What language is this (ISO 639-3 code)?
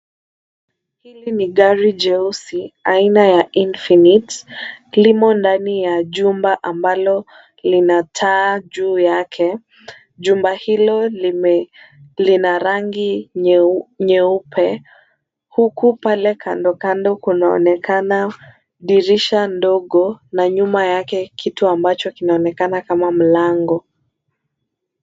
swa